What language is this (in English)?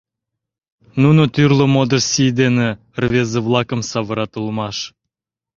Mari